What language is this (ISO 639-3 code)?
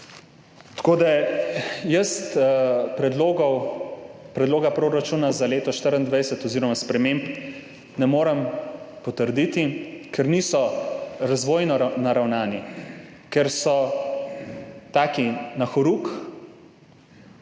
slv